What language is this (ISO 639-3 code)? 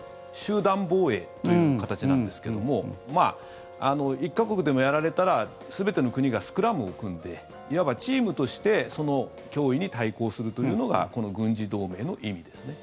jpn